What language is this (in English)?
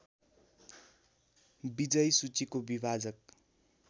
Nepali